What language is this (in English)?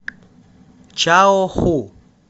Russian